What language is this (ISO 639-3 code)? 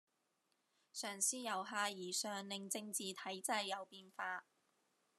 yue